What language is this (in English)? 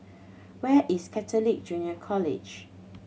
English